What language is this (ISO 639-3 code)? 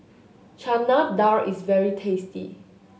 eng